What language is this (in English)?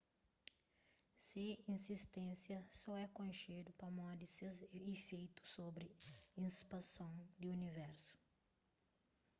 Kabuverdianu